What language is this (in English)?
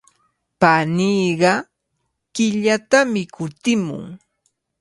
Cajatambo North Lima Quechua